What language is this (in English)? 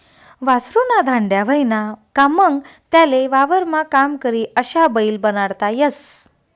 Marathi